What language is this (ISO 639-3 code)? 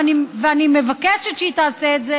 heb